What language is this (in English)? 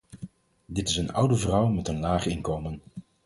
Dutch